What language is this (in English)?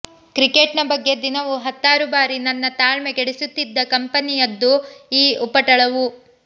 Kannada